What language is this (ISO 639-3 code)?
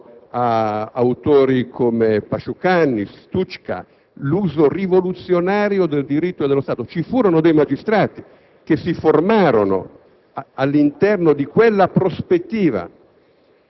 ita